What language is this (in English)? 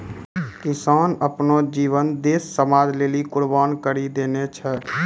Maithili